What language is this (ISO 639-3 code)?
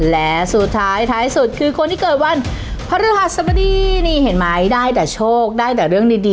tha